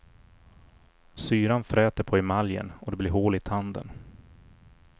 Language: Swedish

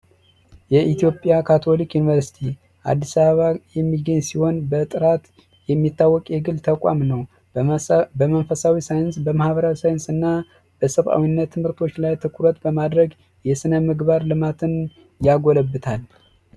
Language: Amharic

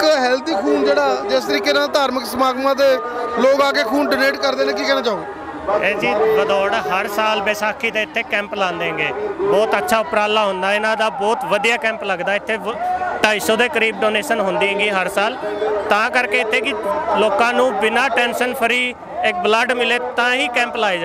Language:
Hindi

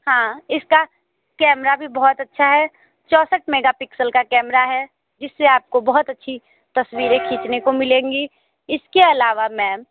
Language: Hindi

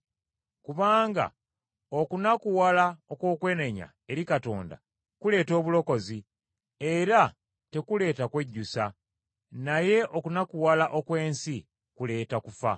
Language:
Ganda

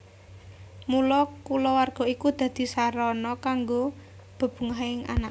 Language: Javanese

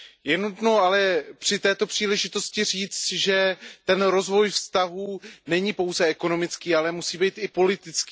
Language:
Czech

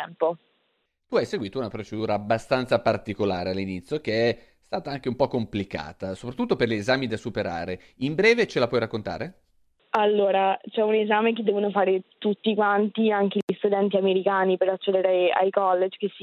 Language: Italian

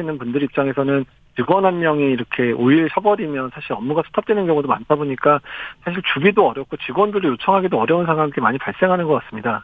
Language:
Korean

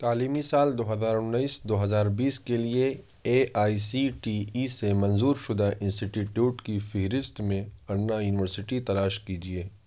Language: Urdu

